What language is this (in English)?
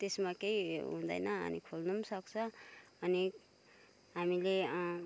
Nepali